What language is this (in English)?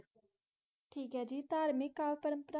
Punjabi